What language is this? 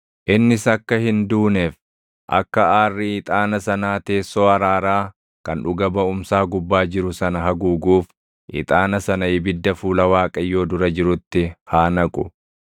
Oromo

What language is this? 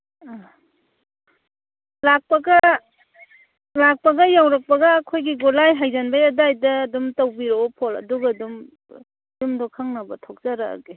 Manipuri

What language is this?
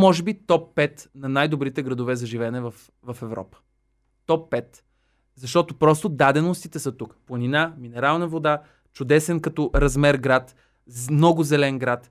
Bulgarian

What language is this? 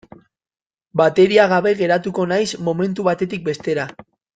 Basque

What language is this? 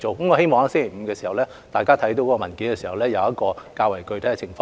Cantonese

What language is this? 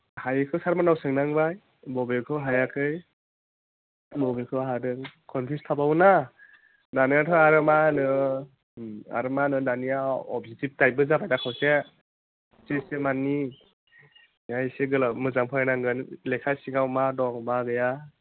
Bodo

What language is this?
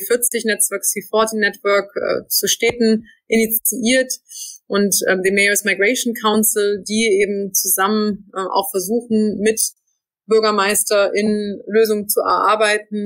German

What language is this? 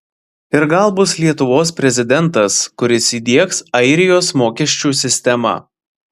Lithuanian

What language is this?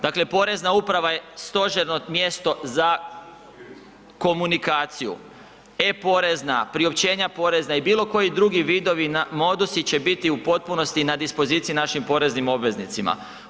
Croatian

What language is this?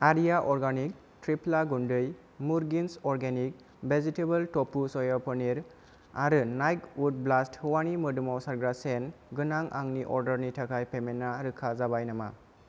Bodo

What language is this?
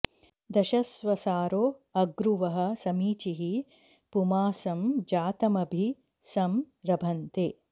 Sanskrit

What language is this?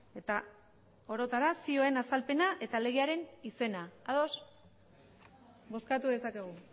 Basque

